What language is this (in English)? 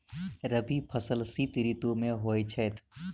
Maithili